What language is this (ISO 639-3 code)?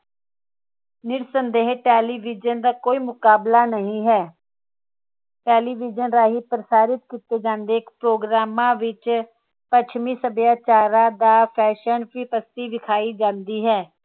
pan